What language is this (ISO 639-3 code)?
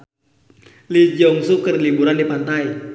sun